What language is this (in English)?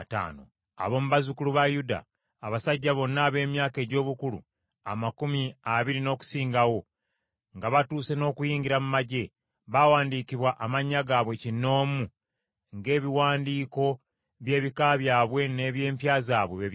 Ganda